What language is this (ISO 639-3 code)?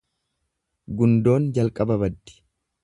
orm